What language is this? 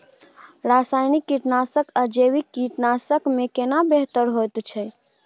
Maithili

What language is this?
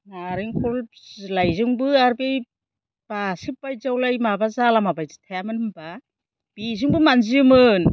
Bodo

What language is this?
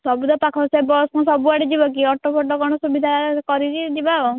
Odia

